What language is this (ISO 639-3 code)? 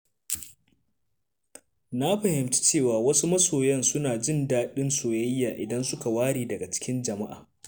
hau